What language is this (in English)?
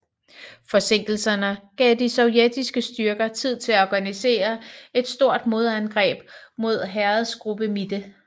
Danish